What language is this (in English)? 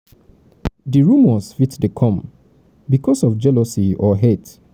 Nigerian Pidgin